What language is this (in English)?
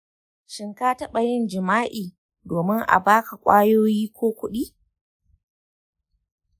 Hausa